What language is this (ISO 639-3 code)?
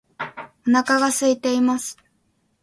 jpn